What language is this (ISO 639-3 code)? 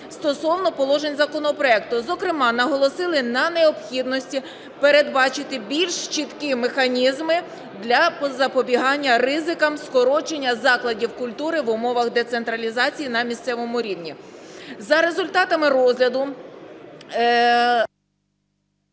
ukr